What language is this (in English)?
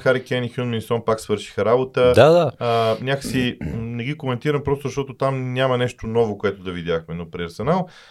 Bulgarian